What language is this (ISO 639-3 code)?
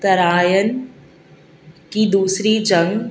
urd